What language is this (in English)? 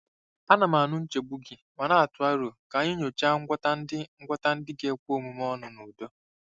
Igbo